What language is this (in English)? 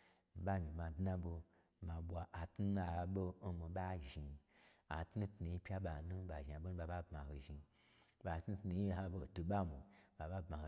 Gbagyi